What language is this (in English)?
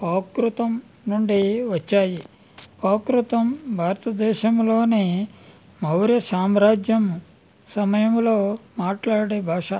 Telugu